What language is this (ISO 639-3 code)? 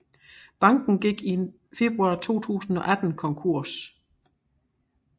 dan